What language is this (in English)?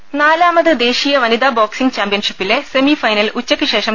Malayalam